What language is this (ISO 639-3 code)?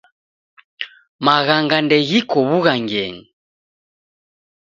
dav